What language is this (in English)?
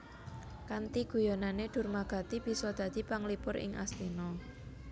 Javanese